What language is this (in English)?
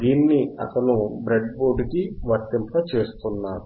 Telugu